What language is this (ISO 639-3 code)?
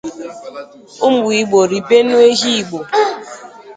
ibo